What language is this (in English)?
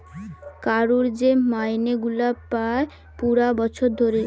Bangla